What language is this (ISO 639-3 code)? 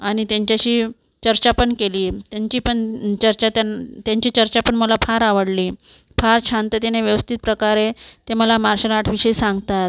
mar